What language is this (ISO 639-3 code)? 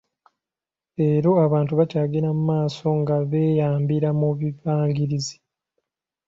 lug